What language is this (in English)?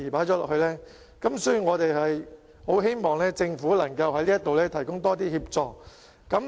Cantonese